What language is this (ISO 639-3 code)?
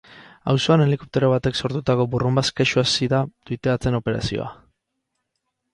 eus